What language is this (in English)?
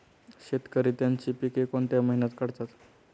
Marathi